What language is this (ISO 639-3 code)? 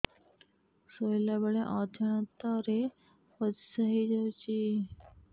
ori